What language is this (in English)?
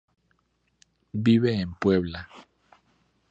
Spanish